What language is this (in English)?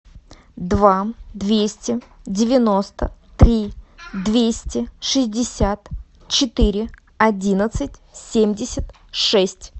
Russian